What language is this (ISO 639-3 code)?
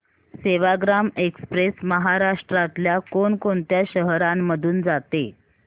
mar